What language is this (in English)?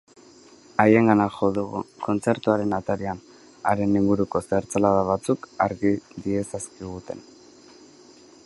Basque